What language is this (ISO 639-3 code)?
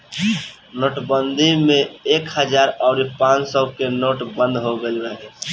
bho